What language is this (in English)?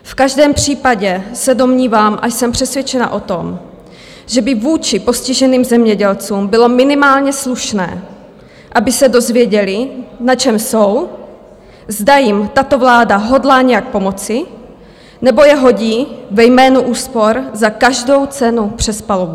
Czech